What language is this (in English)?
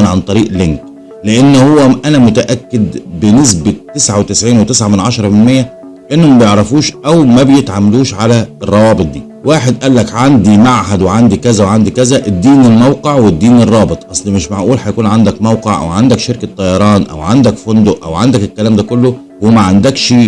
Arabic